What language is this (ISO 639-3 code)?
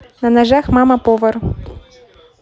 rus